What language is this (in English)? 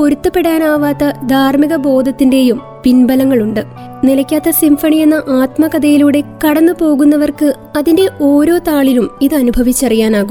Malayalam